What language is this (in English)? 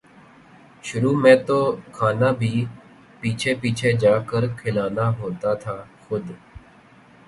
Urdu